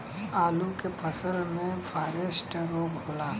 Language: Bhojpuri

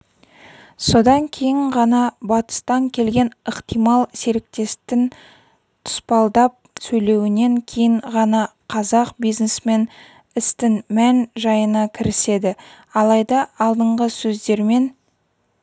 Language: Kazakh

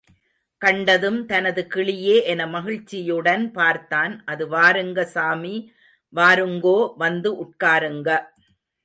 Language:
Tamil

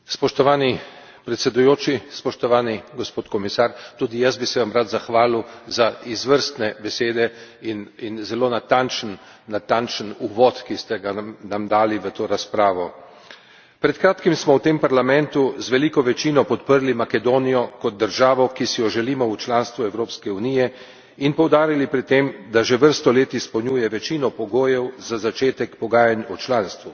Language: Slovenian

